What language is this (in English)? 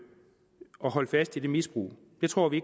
Danish